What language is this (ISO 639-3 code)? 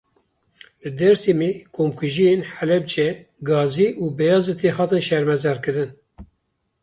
kur